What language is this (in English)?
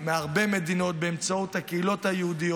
Hebrew